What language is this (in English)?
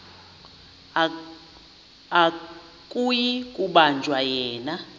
Xhosa